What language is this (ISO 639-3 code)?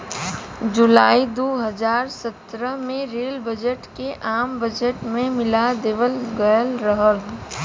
bho